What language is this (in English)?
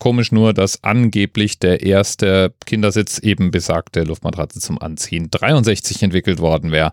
German